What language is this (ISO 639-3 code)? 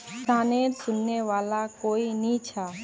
mag